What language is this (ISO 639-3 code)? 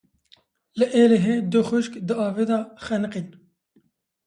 kur